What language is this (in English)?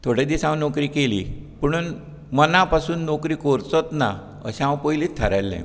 Konkani